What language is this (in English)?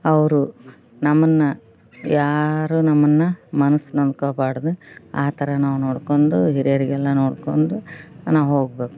Kannada